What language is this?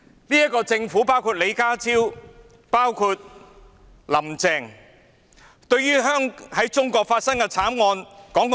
Cantonese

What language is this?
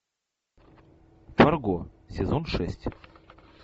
Russian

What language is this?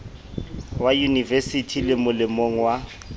Southern Sotho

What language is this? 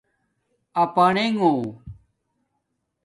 Domaaki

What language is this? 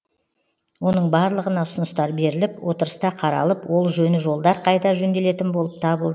Kazakh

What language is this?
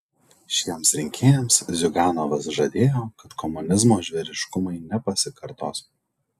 Lithuanian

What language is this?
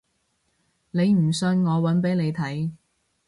Cantonese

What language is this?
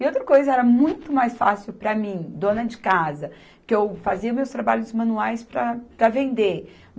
Portuguese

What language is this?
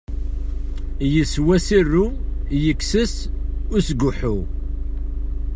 Kabyle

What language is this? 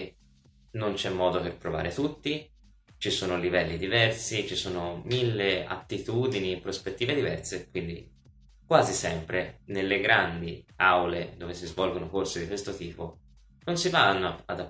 Italian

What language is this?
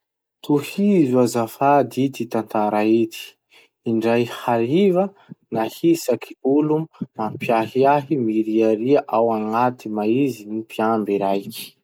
Masikoro Malagasy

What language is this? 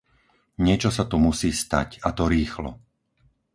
Slovak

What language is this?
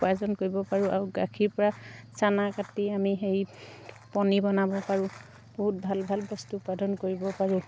Assamese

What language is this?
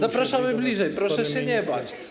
Polish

